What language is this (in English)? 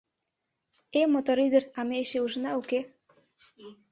Mari